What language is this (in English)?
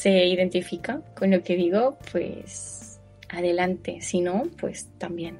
Spanish